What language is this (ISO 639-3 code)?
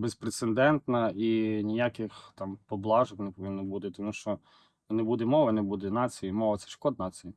ukr